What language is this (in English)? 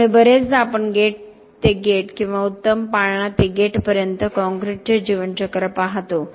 Marathi